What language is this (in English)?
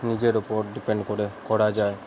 Bangla